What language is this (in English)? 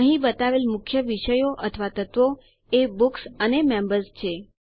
Gujarati